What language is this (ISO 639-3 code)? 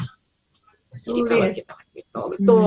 ind